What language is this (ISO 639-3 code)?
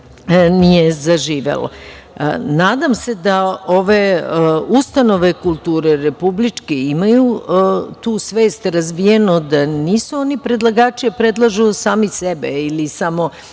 srp